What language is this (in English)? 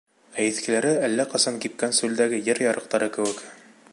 Bashkir